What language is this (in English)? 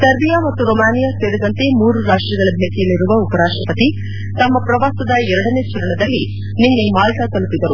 Kannada